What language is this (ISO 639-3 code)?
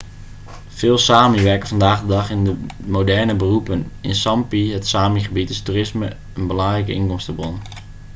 nld